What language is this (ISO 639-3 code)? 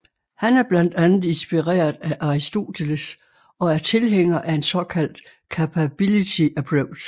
dan